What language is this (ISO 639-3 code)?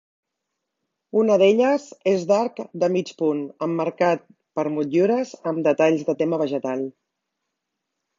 cat